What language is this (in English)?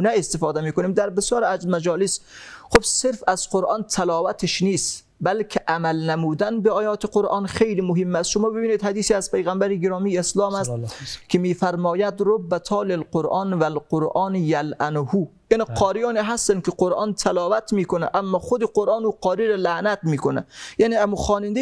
Persian